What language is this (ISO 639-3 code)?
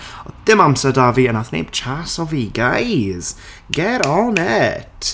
cym